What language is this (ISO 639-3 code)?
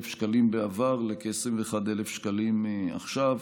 heb